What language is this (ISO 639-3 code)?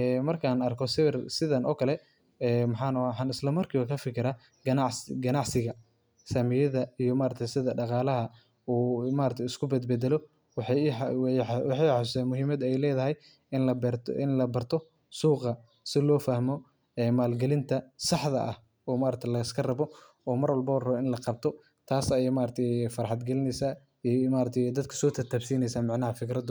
som